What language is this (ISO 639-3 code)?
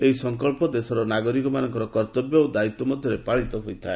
ori